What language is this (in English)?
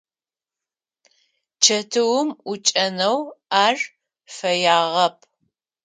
Adyghe